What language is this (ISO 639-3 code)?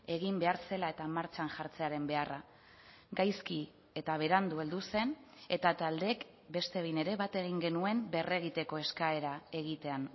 eus